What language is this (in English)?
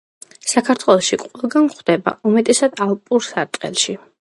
Georgian